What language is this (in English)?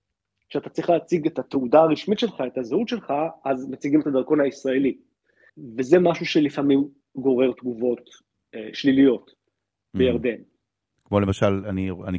Hebrew